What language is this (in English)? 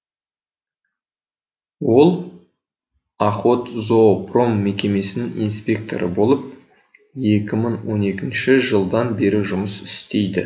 Kazakh